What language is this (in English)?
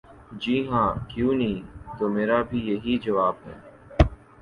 Urdu